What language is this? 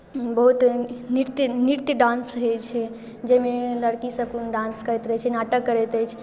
Maithili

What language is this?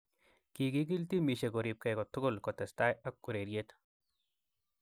Kalenjin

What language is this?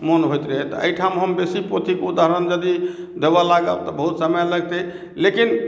Maithili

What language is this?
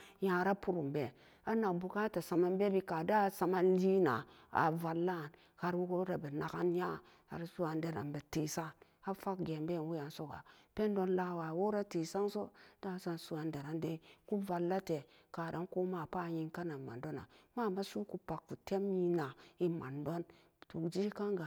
Samba Daka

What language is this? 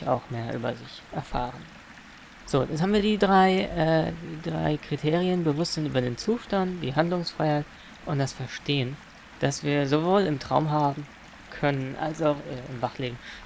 German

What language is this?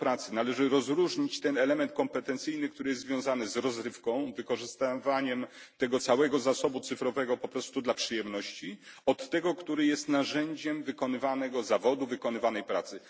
Polish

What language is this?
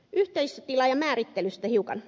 Finnish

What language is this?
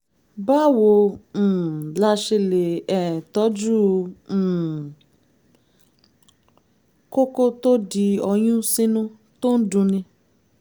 Yoruba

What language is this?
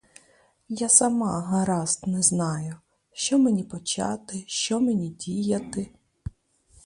Ukrainian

